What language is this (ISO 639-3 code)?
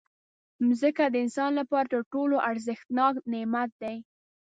pus